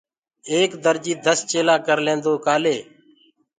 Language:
Gurgula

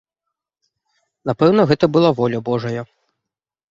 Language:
Belarusian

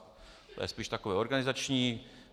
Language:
Czech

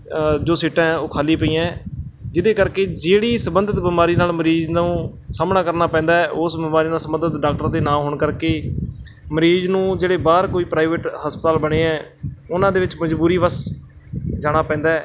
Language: Punjabi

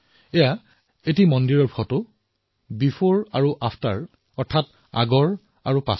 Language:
Assamese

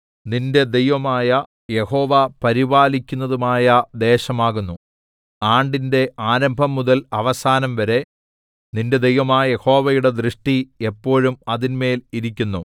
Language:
Malayalam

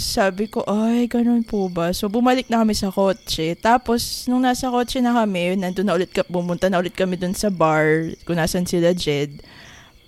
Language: Filipino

